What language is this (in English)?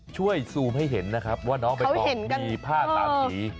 Thai